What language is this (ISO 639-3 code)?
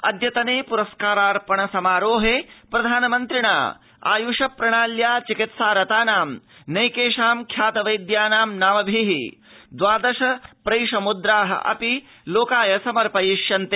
san